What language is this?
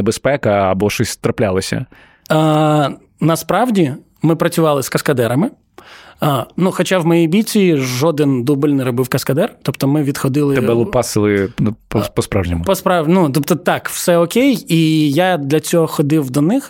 Ukrainian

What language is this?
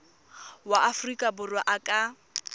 Tswana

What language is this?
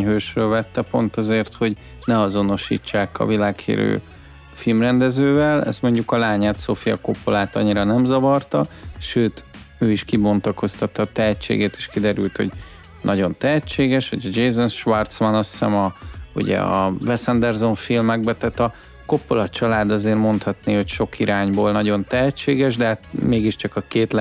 Hungarian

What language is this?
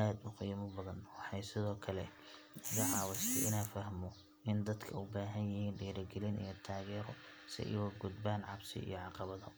Somali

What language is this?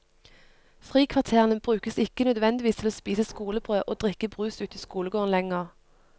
Norwegian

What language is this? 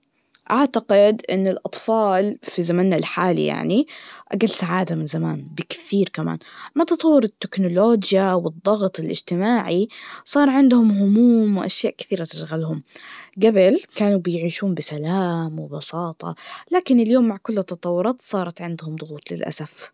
Najdi Arabic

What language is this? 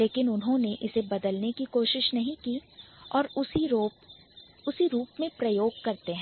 Hindi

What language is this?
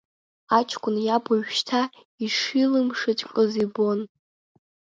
Abkhazian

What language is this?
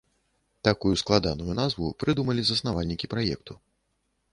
Belarusian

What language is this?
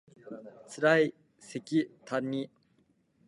Japanese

